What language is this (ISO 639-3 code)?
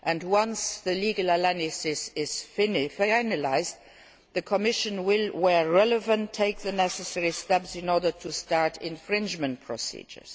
eng